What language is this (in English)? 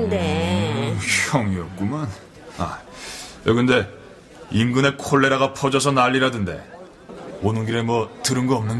Korean